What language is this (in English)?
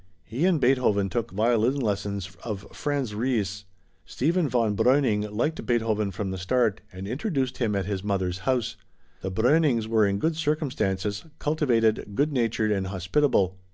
English